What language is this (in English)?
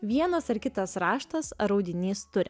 Lithuanian